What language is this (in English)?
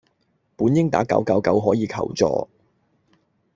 Cantonese